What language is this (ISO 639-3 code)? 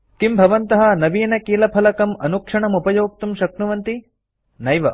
san